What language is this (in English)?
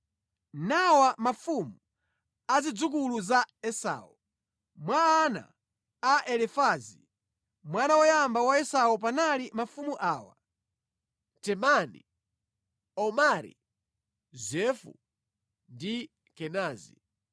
Nyanja